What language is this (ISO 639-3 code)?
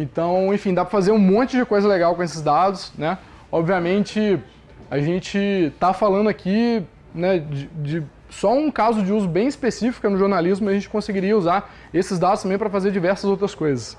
por